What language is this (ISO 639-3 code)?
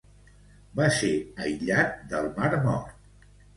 cat